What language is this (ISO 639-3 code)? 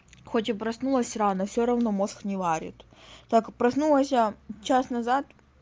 rus